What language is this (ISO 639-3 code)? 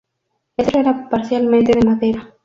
spa